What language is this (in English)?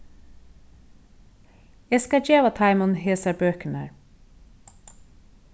Faroese